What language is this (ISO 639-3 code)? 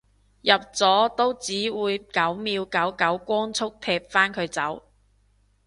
yue